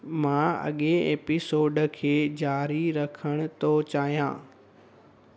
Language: Sindhi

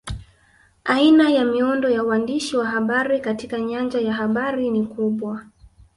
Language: Swahili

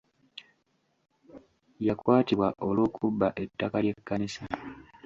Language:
Ganda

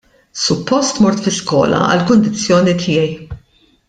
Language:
Maltese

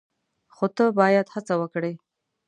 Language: Pashto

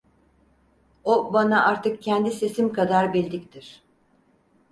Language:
Turkish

